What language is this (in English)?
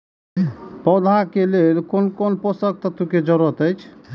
Maithili